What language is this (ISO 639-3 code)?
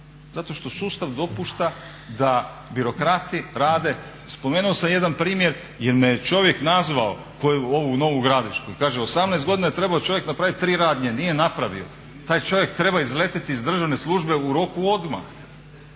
hrv